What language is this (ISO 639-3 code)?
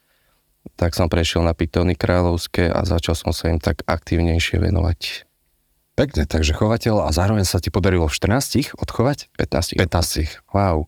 slk